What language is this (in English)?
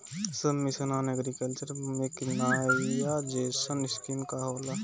Bhojpuri